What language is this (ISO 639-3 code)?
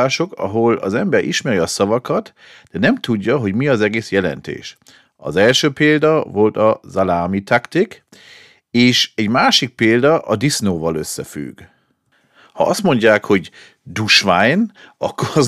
hun